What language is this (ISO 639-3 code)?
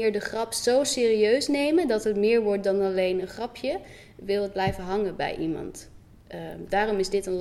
nld